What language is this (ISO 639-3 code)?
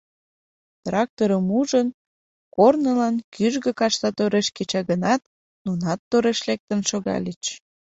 chm